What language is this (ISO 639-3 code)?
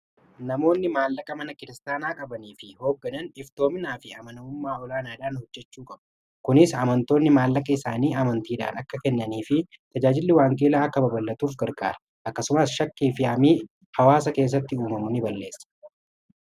orm